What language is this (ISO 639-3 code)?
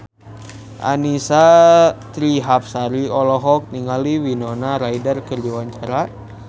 sun